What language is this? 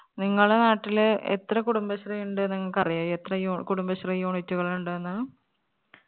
Malayalam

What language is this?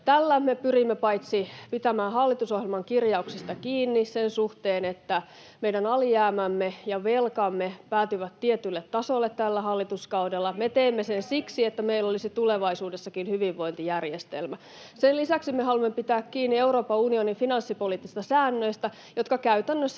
Finnish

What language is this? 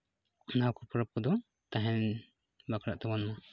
Santali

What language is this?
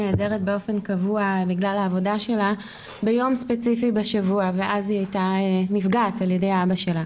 Hebrew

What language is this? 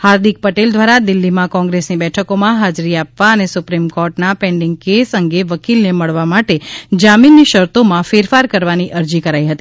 Gujarati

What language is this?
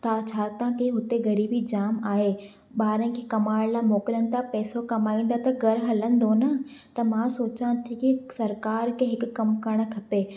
Sindhi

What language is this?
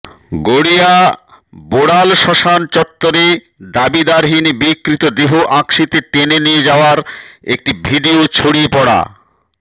Bangla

